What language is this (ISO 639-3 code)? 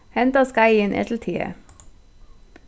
fao